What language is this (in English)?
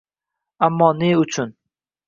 Uzbek